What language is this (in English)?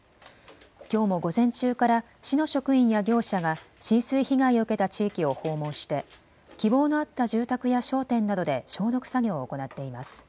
Japanese